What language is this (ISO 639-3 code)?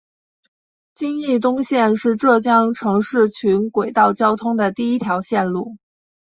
zho